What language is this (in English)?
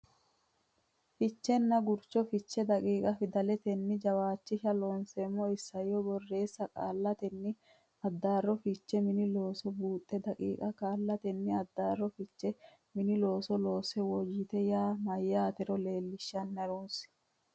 Sidamo